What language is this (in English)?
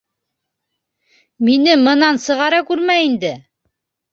Bashkir